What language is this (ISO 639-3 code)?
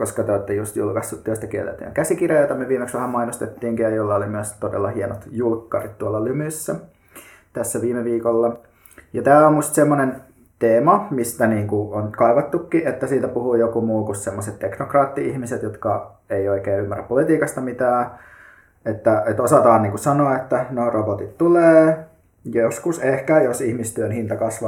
fin